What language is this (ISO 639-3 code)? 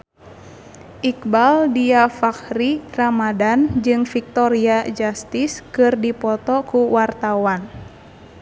sun